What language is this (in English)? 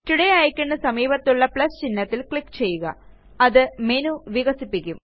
Malayalam